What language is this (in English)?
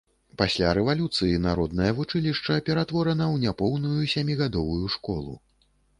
Belarusian